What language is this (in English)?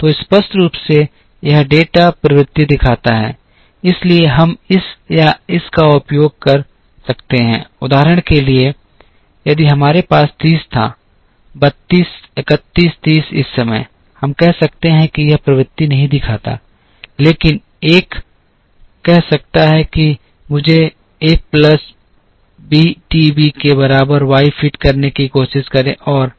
Hindi